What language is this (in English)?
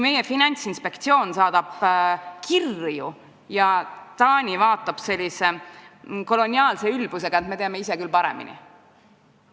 Estonian